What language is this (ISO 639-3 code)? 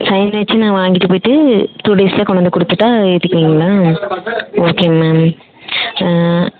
tam